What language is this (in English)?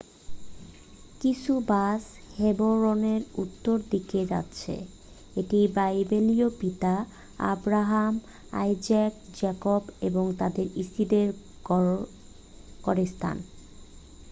Bangla